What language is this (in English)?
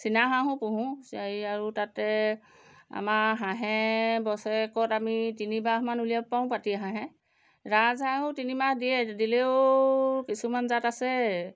Assamese